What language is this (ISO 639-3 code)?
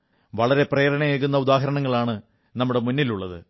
mal